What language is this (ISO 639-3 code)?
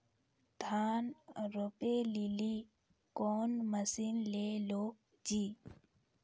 mai